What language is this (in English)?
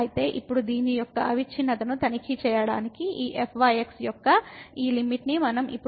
Telugu